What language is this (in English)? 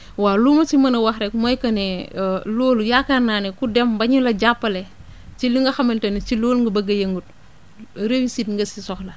Wolof